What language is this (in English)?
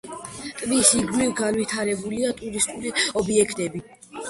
Georgian